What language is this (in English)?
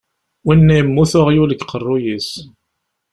Kabyle